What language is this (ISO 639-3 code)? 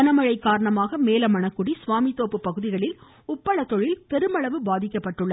tam